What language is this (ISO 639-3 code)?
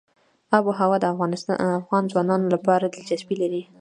pus